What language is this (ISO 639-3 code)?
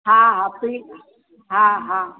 snd